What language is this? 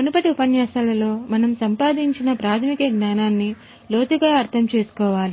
Telugu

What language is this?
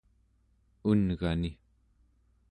Central Yupik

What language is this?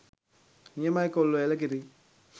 Sinhala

